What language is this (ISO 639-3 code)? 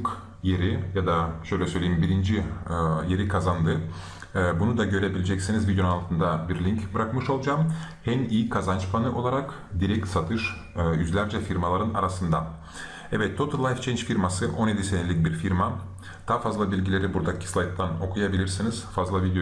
tur